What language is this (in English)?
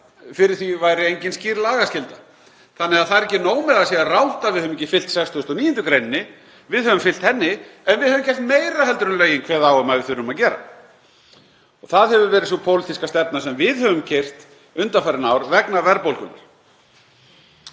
Icelandic